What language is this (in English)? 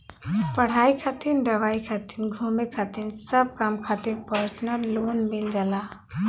Bhojpuri